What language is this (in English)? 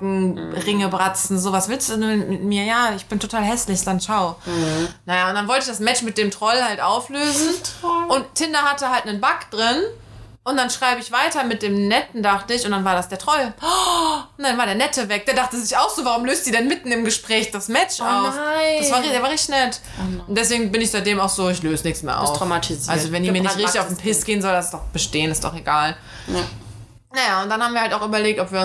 German